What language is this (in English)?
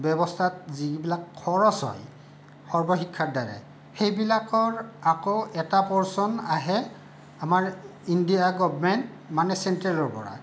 Assamese